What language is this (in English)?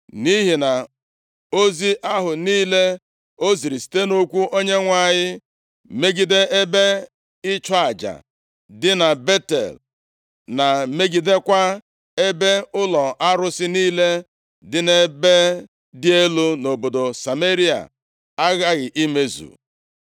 Igbo